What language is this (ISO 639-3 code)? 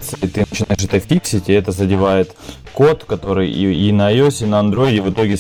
rus